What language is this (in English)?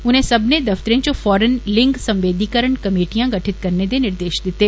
Dogri